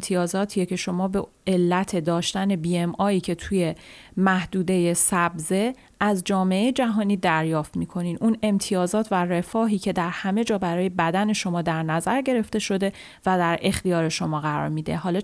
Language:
Persian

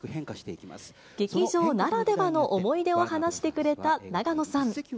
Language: Japanese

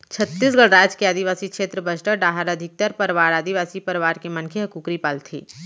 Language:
Chhattisgarhi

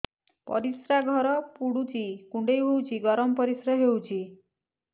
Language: Odia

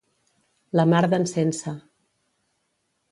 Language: Catalan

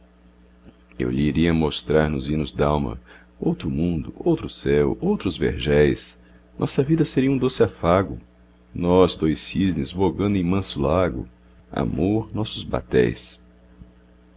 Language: Portuguese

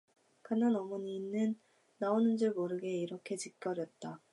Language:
Korean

